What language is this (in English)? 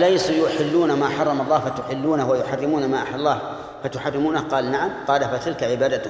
Arabic